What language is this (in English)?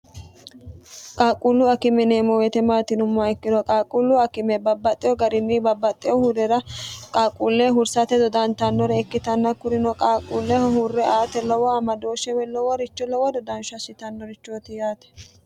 Sidamo